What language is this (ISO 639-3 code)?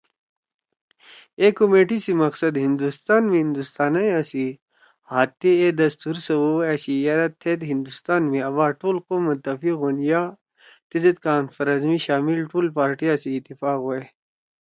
trw